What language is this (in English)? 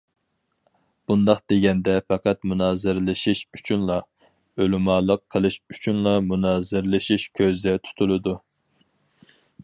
Uyghur